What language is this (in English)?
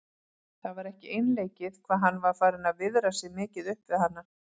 Icelandic